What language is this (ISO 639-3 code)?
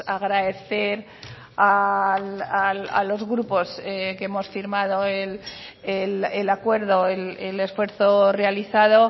spa